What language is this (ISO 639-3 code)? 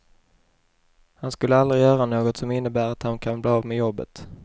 swe